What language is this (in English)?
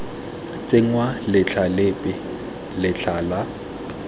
Tswana